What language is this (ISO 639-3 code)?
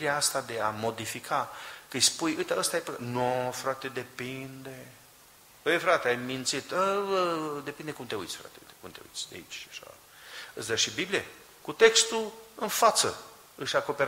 ron